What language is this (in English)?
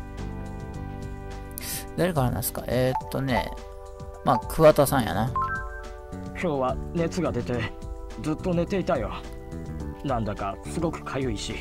Japanese